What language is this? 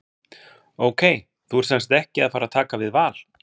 Icelandic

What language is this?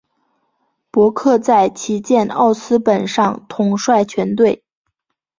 Chinese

